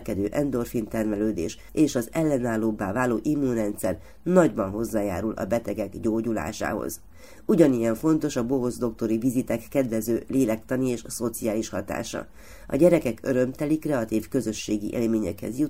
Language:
Hungarian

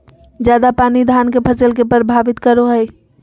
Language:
Magahi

